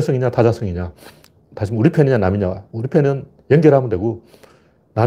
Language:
Korean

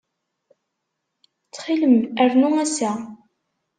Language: Kabyle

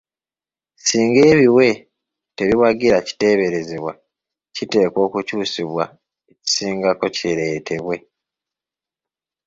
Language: Ganda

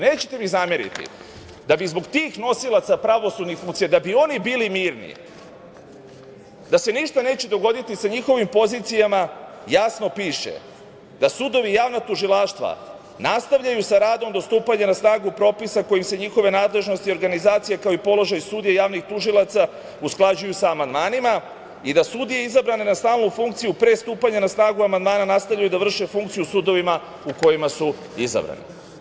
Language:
Serbian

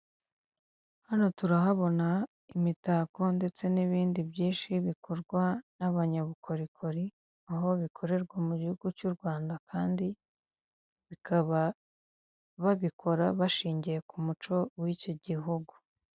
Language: Kinyarwanda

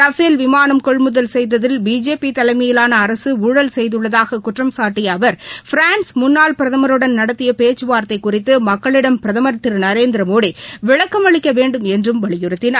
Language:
Tamil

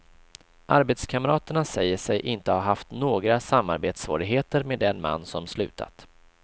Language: Swedish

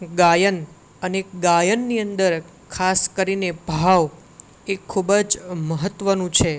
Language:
Gujarati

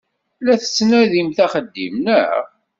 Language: Kabyle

